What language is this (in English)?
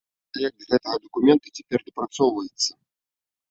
Belarusian